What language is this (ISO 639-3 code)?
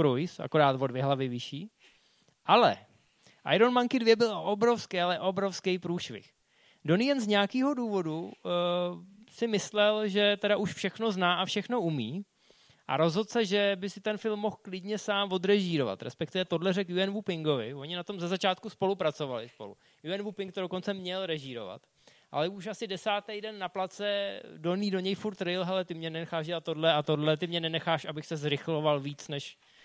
ces